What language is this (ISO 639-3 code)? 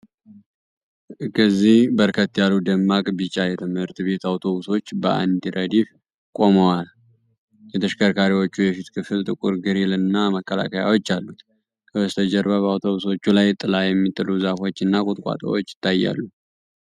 amh